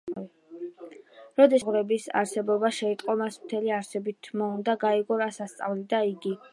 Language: Georgian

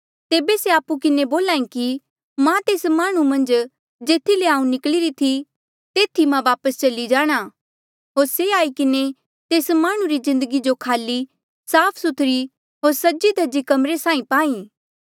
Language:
Mandeali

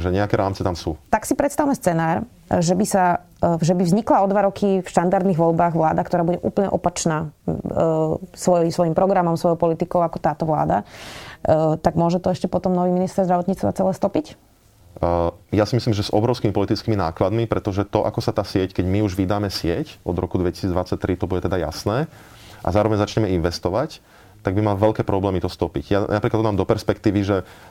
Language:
Slovak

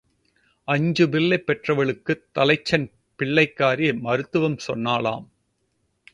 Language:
Tamil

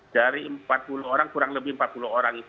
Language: Indonesian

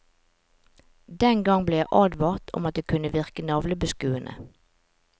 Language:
Norwegian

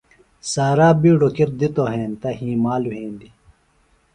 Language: Phalura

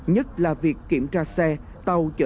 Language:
Vietnamese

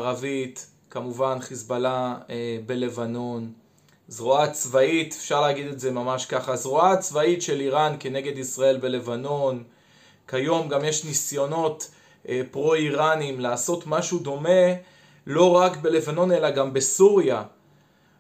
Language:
Hebrew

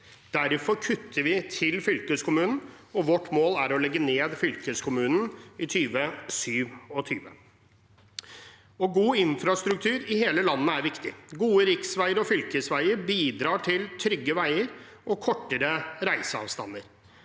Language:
Norwegian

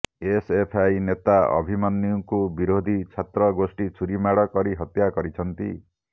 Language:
Odia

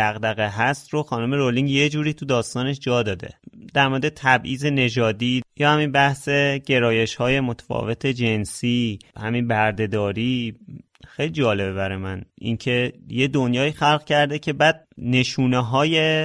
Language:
Persian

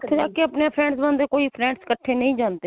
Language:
Punjabi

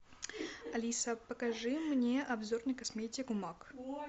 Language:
Russian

